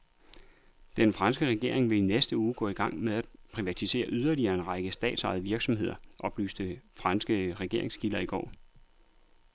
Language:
Danish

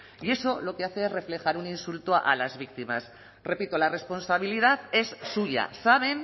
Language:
Spanish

